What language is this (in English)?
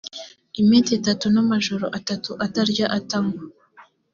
Kinyarwanda